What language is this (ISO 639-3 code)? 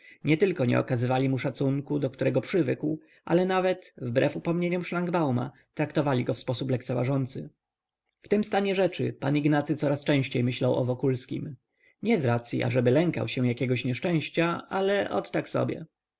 pol